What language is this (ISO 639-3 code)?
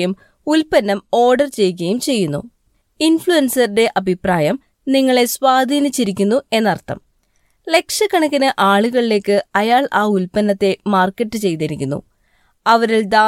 mal